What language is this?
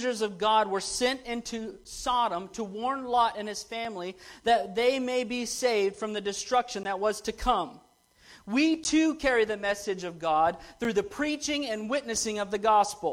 English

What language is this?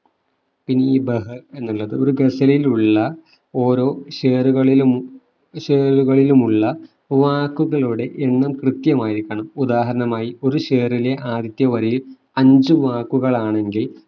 Malayalam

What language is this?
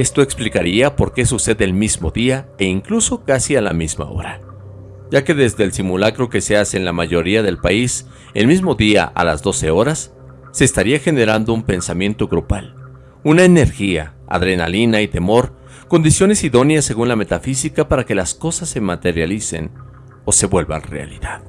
Spanish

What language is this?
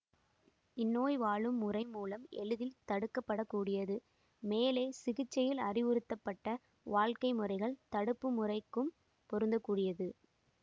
Tamil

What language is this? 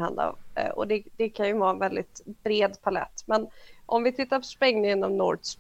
Swedish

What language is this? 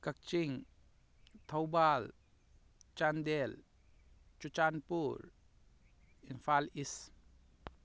Manipuri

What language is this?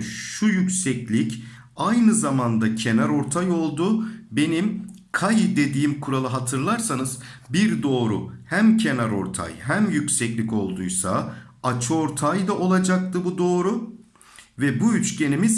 Turkish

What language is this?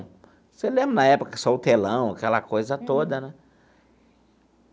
Portuguese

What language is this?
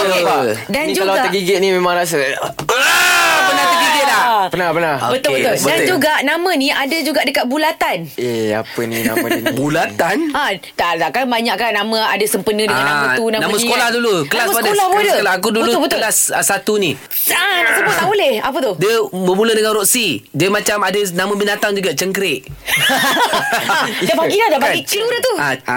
Malay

